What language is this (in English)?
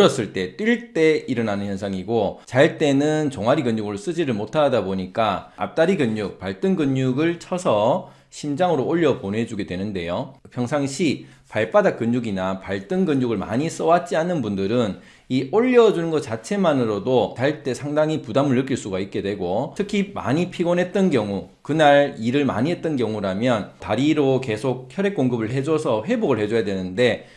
Korean